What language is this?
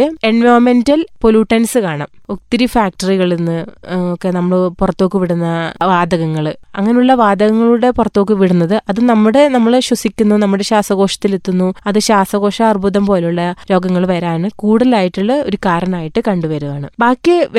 Malayalam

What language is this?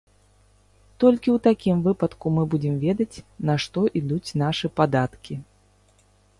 Belarusian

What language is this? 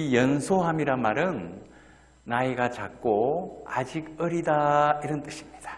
Korean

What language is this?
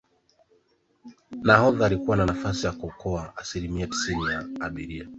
Swahili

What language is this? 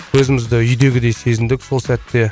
Kazakh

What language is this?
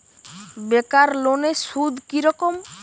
Bangla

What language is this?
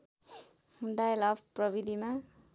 Nepali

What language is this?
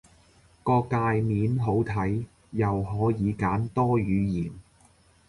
Cantonese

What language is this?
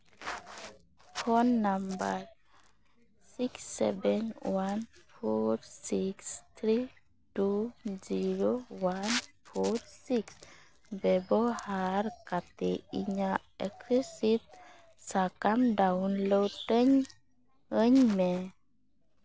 Santali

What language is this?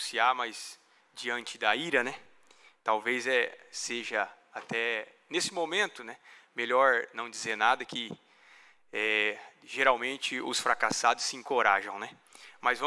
Portuguese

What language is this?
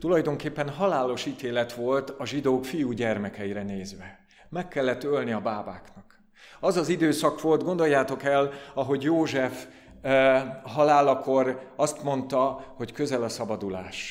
Hungarian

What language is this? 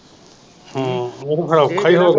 Punjabi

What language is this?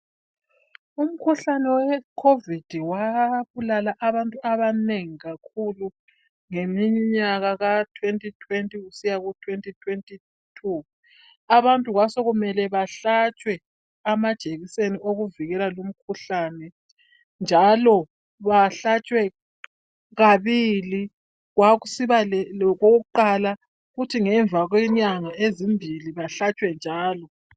North Ndebele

